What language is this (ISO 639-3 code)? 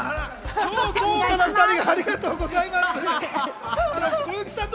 jpn